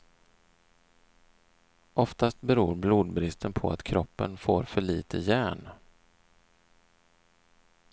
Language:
Swedish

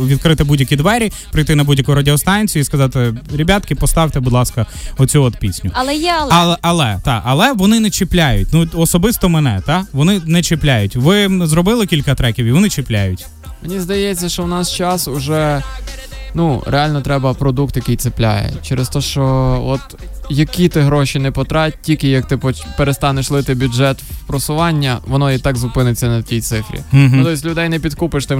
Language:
Ukrainian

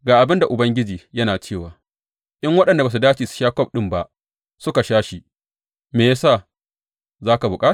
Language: Hausa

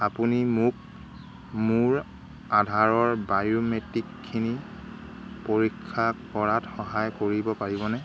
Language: Assamese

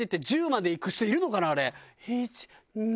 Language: Japanese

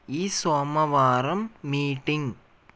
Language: Telugu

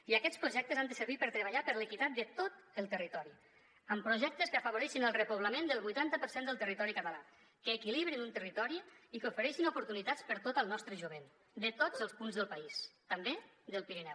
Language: Catalan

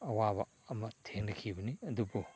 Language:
Manipuri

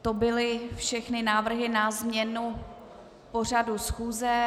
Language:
Czech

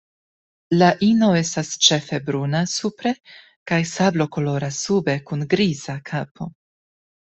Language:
Esperanto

